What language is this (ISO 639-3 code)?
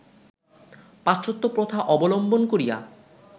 ben